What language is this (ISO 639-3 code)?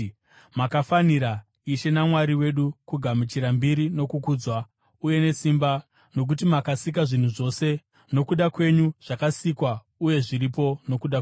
sna